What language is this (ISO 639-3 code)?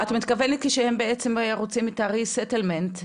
heb